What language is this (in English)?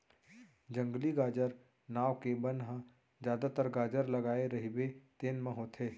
Chhattisgarhi